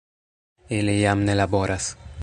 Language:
Esperanto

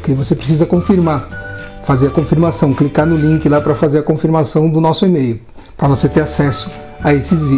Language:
Portuguese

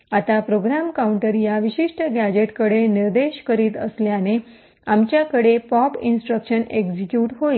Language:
Marathi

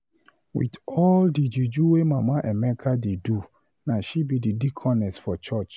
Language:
Nigerian Pidgin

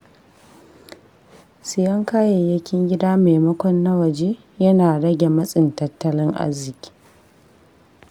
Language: Hausa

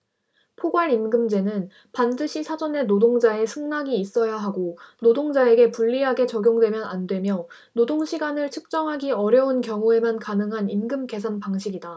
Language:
Korean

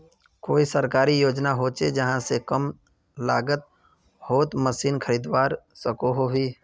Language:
Magahi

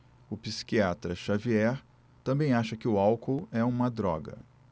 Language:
Portuguese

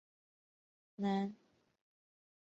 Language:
Chinese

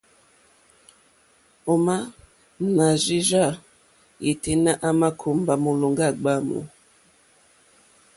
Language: Mokpwe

